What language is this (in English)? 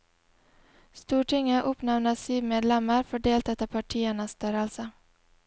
Norwegian